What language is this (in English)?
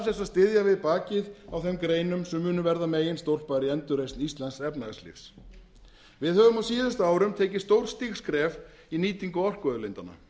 Icelandic